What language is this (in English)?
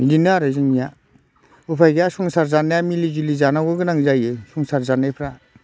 Bodo